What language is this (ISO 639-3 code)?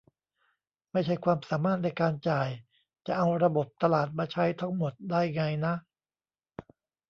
tha